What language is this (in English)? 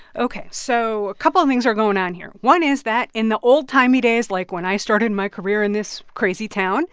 English